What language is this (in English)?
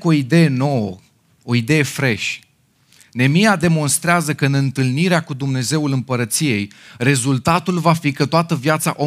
Romanian